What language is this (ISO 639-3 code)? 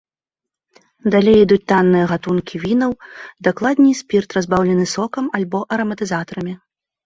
bel